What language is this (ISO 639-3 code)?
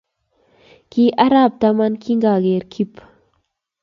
kln